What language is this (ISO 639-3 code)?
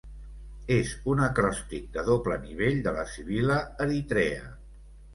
cat